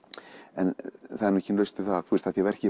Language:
Icelandic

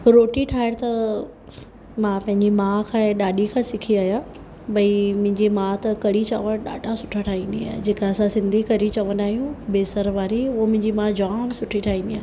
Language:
Sindhi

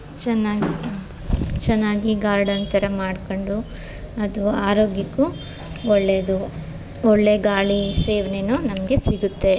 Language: Kannada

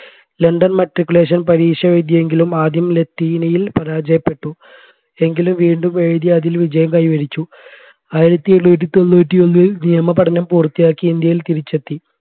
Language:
Malayalam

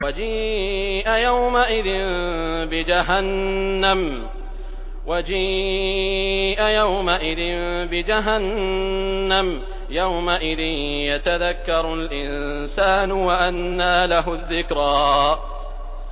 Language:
Arabic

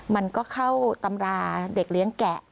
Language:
Thai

